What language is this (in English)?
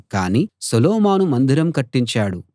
Telugu